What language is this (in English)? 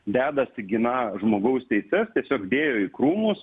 Lithuanian